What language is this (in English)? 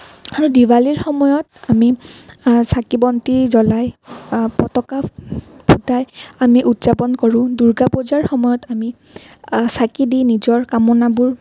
Assamese